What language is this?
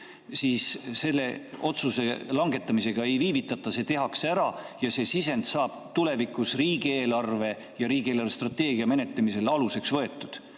Estonian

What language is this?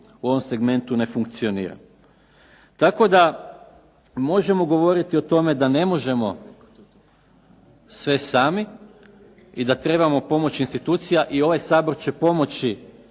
Croatian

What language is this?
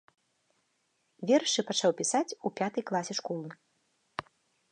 Belarusian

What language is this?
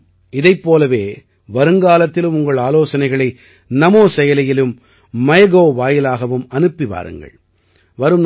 Tamil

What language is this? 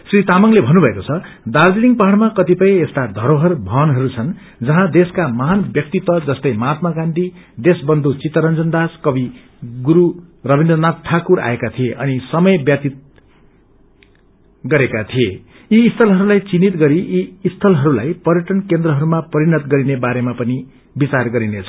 Nepali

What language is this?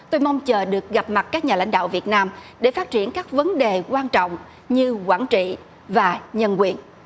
Vietnamese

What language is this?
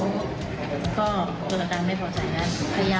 Thai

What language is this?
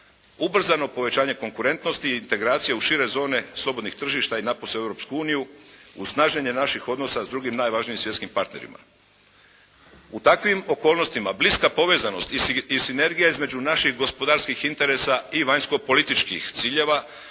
Croatian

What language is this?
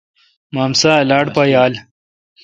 Kalkoti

